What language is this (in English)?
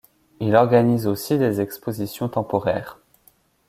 French